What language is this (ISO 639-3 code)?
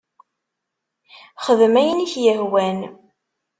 kab